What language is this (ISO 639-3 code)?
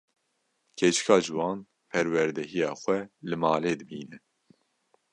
kur